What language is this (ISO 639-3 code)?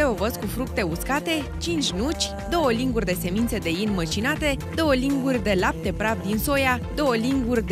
ron